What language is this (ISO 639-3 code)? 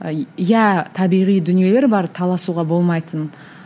kaz